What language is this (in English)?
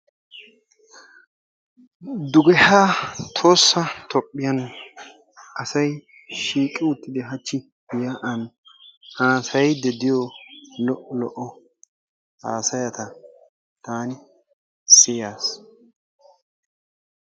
Wolaytta